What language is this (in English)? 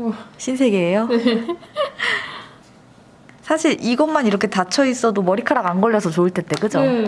Korean